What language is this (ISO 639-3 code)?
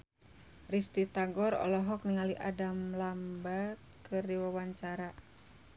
sun